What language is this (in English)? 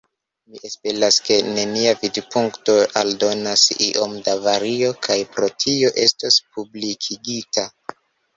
Esperanto